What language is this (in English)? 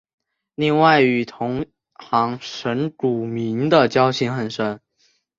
Chinese